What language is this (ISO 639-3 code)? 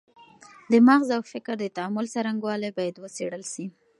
pus